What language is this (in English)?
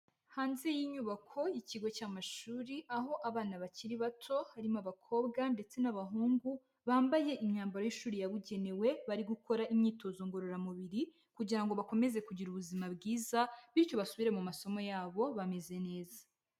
Kinyarwanda